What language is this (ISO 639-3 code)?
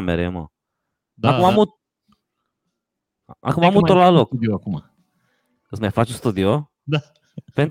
ron